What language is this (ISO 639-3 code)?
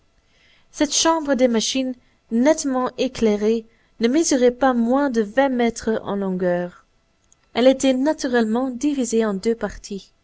fra